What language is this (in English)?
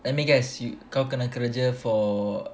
English